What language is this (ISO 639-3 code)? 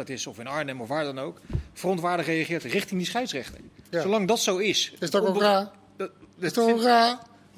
nld